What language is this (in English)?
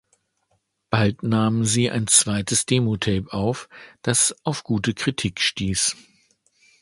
German